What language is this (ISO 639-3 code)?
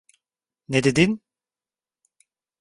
tur